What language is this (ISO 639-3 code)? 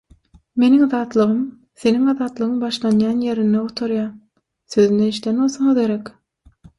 tuk